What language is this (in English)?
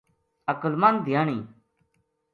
Gujari